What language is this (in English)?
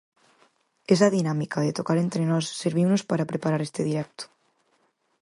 Galician